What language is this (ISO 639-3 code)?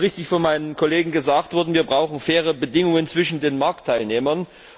deu